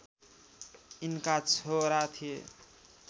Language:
Nepali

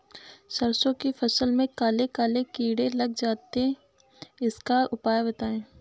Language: Hindi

